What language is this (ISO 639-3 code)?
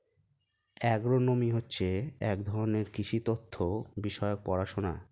ben